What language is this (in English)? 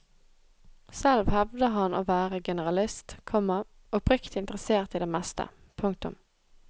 Norwegian